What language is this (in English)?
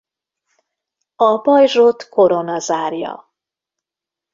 Hungarian